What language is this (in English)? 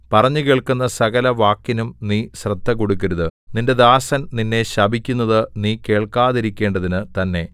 Malayalam